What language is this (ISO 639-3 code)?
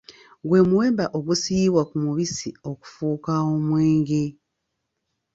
lug